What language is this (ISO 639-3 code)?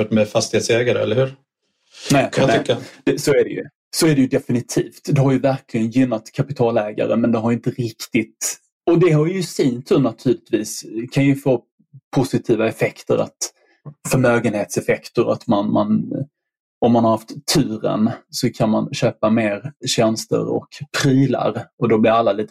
swe